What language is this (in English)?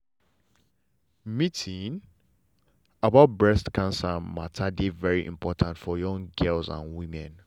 Nigerian Pidgin